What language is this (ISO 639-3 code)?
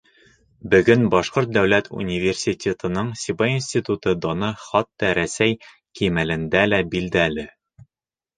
bak